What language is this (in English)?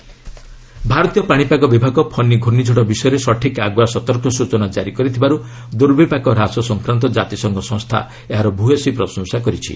Odia